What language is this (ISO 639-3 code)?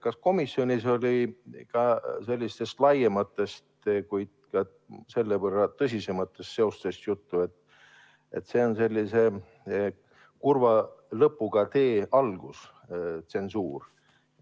est